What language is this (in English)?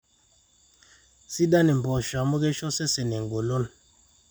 Masai